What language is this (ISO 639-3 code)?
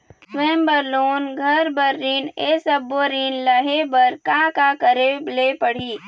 hne